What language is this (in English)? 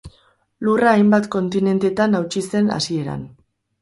Basque